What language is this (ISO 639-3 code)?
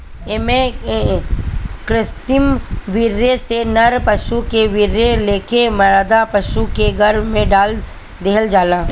bho